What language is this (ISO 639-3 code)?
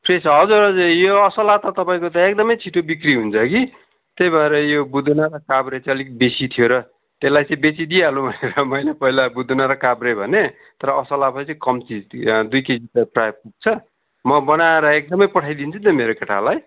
nep